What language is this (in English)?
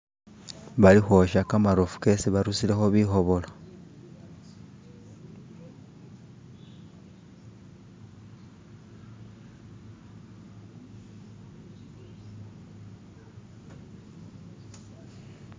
Masaaba